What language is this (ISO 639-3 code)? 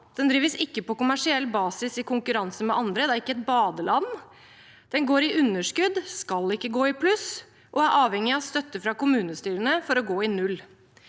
nor